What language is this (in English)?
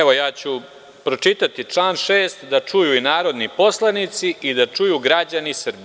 Serbian